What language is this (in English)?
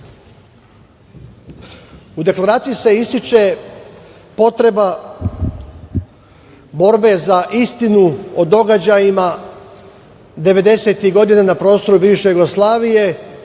Serbian